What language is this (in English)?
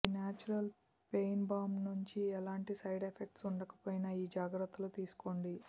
Telugu